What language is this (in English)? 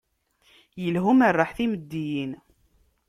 Kabyle